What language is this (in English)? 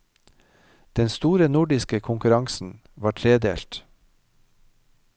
Norwegian